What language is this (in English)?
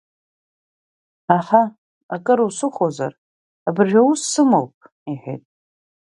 Abkhazian